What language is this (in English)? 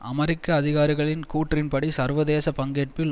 Tamil